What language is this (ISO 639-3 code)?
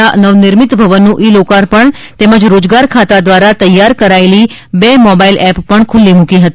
guj